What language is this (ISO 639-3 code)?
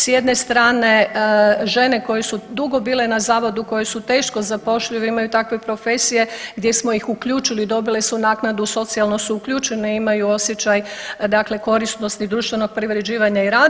hrv